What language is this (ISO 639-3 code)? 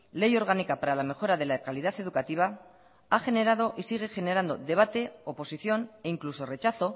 spa